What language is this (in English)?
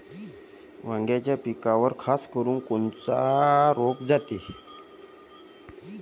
Marathi